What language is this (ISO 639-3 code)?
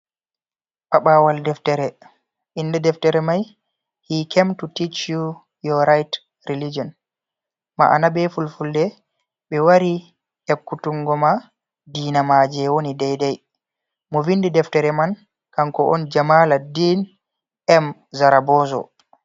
ful